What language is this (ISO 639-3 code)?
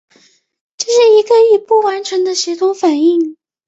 zho